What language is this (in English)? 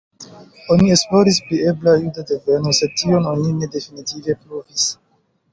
Esperanto